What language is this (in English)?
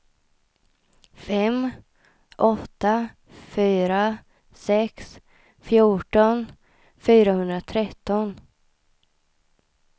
Swedish